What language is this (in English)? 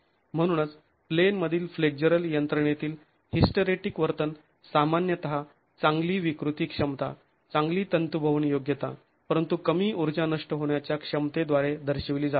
Marathi